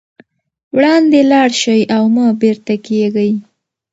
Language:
Pashto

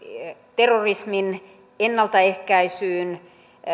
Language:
Finnish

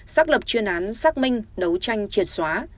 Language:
Vietnamese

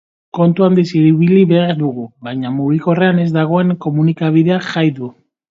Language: Basque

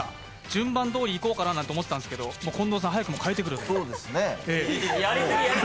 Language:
Japanese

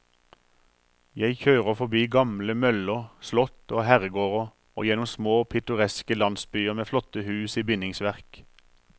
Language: Norwegian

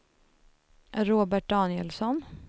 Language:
Swedish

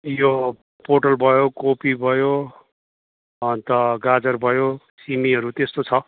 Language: Nepali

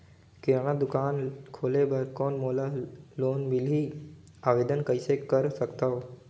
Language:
Chhattisgarhi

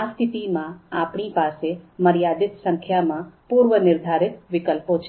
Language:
Gujarati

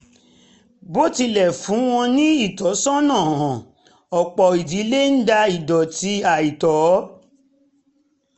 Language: Yoruba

